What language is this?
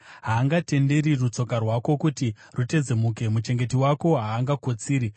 Shona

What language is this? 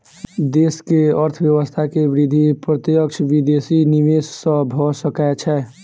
Maithili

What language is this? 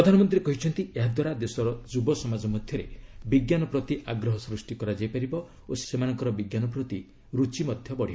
Odia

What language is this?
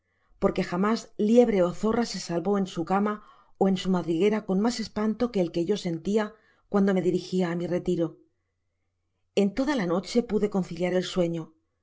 Spanish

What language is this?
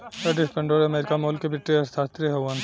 Bhojpuri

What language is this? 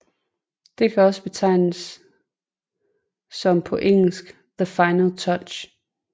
Danish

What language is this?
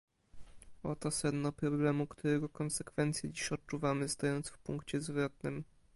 Polish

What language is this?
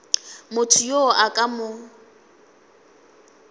Northern Sotho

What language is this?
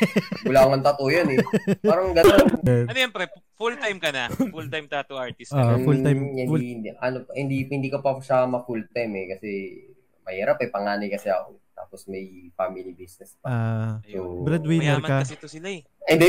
Filipino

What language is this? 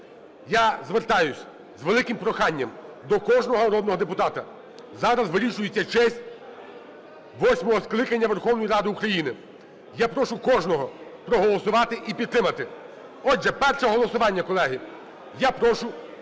Ukrainian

